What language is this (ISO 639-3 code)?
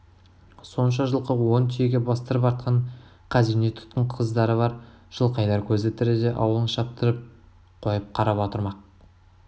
kaz